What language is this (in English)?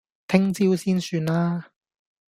Cantonese